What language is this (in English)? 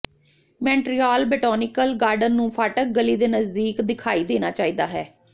Punjabi